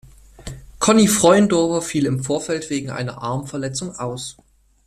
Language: German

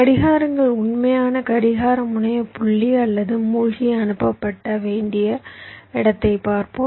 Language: Tamil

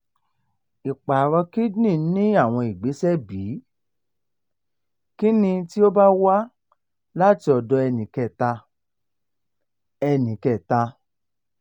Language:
Yoruba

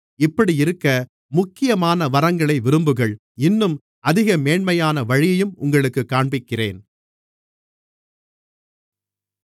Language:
Tamil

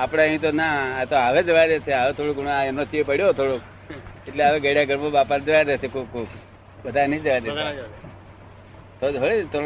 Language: Gujarati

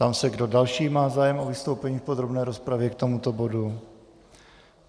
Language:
Czech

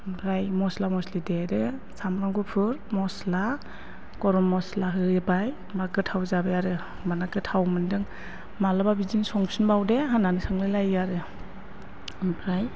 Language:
Bodo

